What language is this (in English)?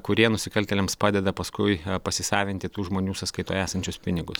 Lithuanian